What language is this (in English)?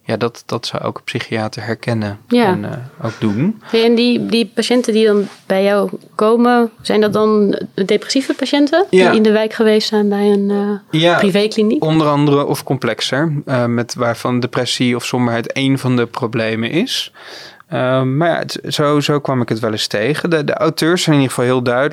Dutch